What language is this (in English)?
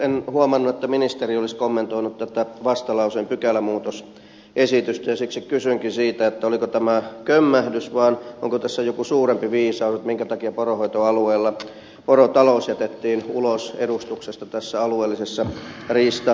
Finnish